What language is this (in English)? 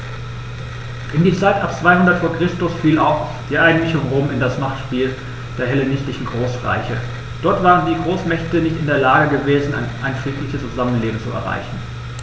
German